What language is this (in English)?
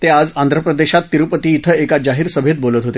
Marathi